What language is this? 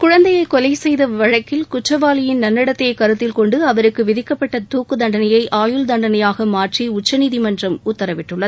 Tamil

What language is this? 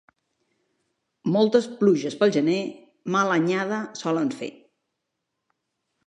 Catalan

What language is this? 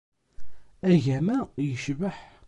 Kabyle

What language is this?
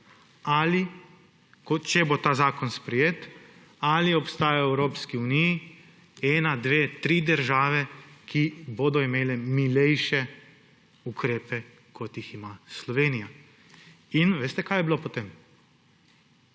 Slovenian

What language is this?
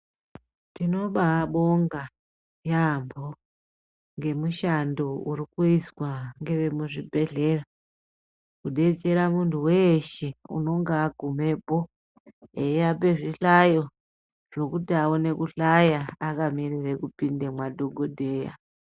Ndau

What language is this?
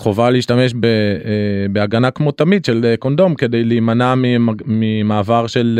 Hebrew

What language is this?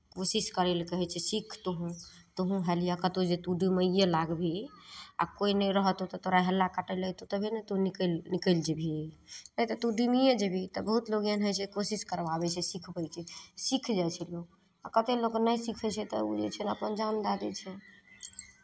Maithili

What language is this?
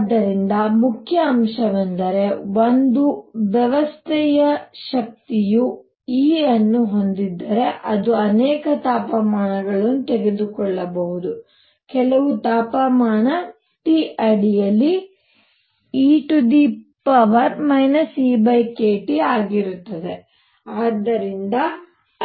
Kannada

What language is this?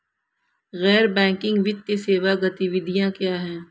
Hindi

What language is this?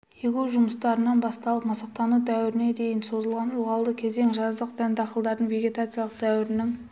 Kazakh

